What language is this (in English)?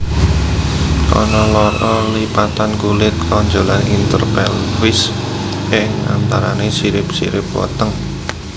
Javanese